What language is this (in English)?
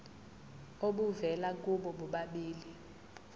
Zulu